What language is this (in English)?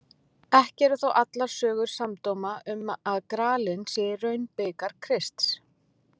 Icelandic